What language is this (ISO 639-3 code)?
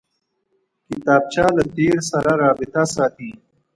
pus